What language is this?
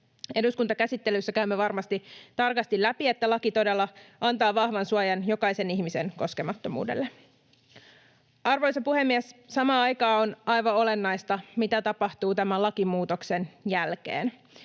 Finnish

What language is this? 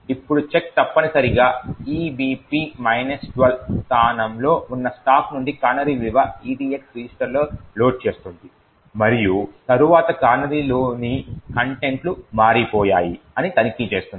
Telugu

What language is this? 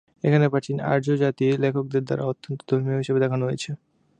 Bangla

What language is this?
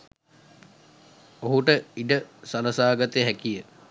Sinhala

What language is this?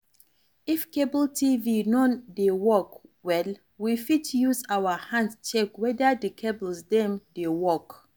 Nigerian Pidgin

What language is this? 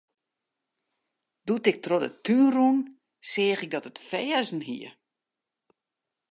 Western Frisian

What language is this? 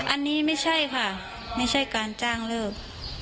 Thai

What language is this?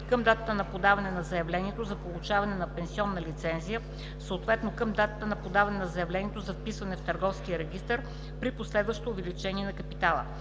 Bulgarian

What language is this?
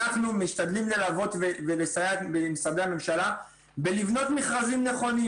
Hebrew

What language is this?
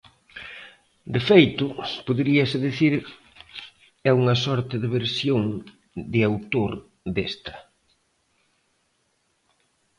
Galician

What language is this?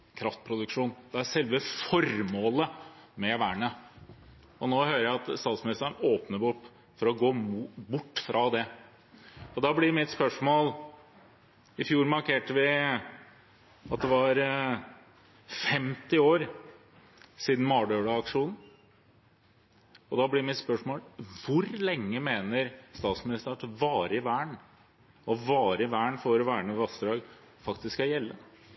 Norwegian Bokmål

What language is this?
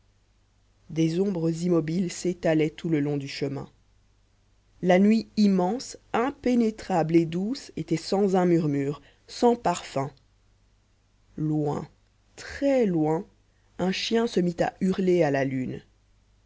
French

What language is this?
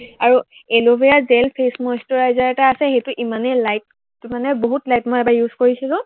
Assamese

